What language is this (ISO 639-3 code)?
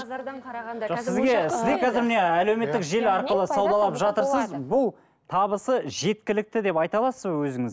kaz